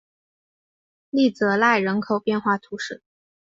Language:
Chinese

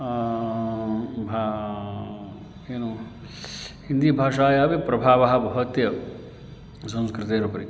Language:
Sanskrit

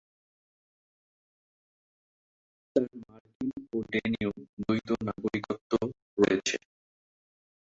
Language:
Bangla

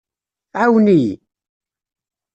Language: Kabyle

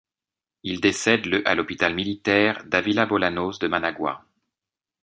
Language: French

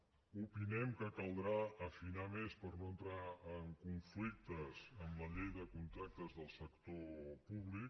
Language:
Catalan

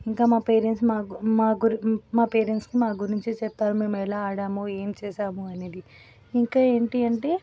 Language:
Telugu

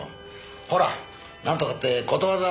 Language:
Japanese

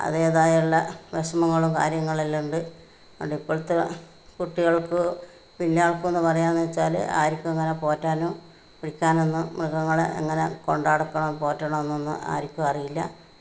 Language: Malayalam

